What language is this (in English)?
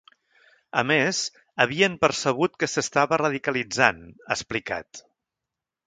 Catalan